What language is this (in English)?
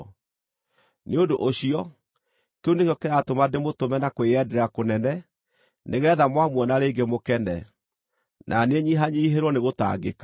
Kikuyu